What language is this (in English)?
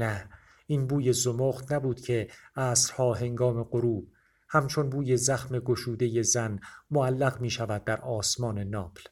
Persian